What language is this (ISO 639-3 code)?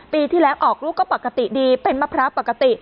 tha